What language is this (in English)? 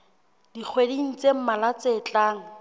Southern Sotho